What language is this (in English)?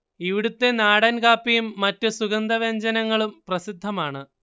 Malayalam